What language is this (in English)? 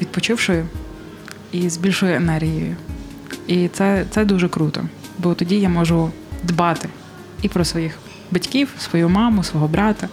Ukrainian